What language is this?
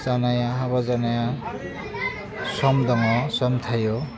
Bodo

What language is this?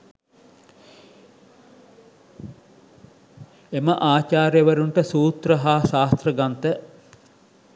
Sinhala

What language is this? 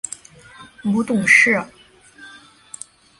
Chinese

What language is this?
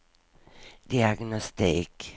Swedish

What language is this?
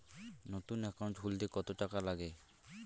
Bangla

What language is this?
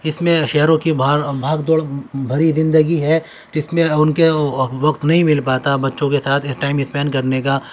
Urdu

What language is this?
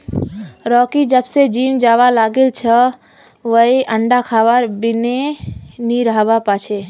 Magahi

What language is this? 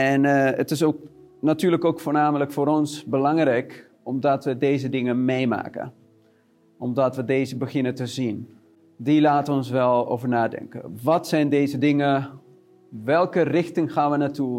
Dutch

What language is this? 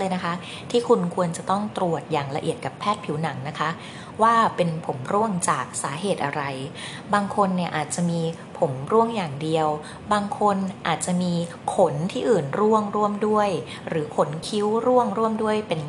Thai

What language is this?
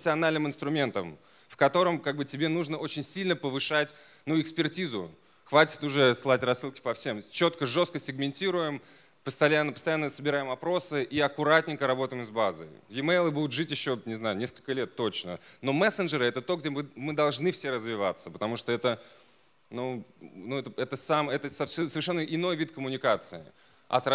Russian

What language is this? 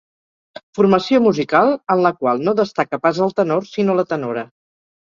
Catalan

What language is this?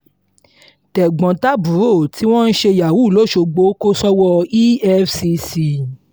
Yoruba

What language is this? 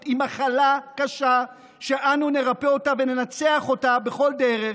Hebrew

